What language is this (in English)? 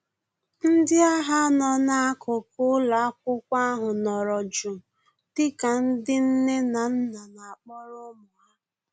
Igbo